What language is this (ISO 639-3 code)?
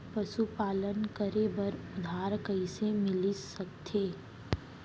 hne